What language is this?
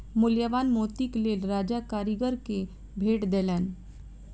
Maithili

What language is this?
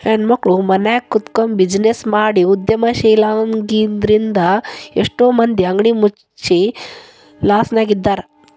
Kannada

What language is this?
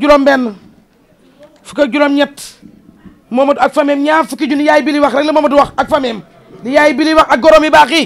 English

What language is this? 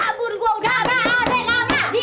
Indonesian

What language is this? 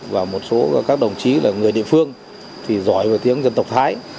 Vietnamese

